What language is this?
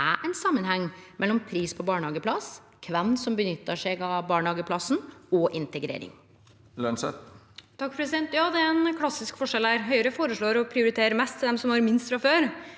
Norwegian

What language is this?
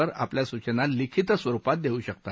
Marathi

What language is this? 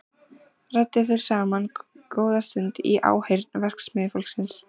Icelandic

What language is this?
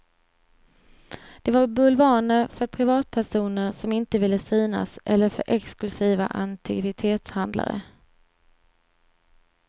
Swedish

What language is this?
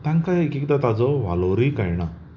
Konkani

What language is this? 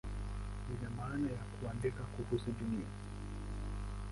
Swahili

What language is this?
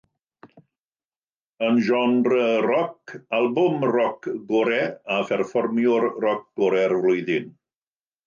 Welsh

